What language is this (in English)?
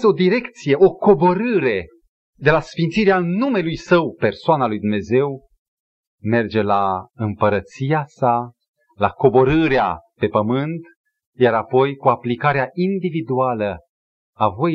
Romanian